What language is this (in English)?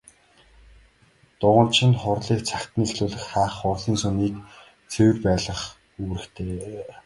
Mongolian